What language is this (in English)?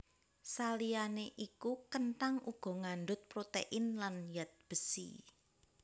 Javanese